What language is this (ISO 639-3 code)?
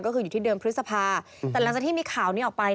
tha